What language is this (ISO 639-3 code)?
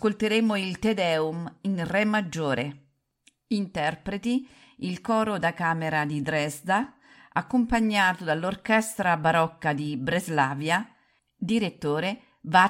ita